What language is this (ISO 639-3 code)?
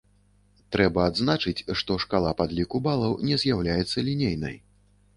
bel